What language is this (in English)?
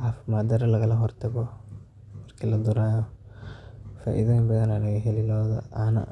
Somali